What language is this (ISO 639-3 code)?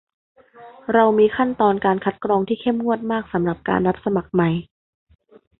tha